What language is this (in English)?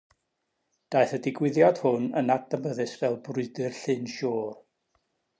Welsh